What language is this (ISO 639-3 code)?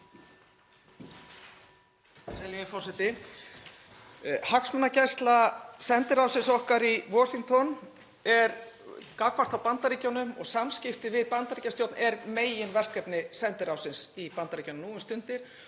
isl